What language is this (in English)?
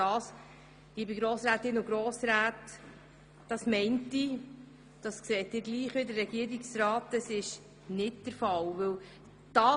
Swiss German